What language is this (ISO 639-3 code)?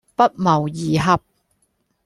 yue